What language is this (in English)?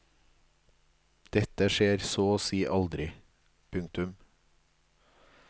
Norwegian